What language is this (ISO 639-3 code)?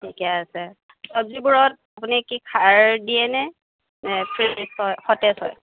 asm